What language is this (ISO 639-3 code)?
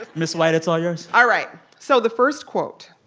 eng